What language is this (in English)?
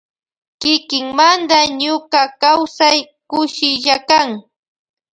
Loja Highland Quichua